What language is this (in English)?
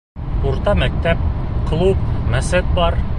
Bashkir